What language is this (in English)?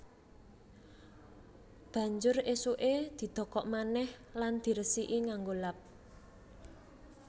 Javanese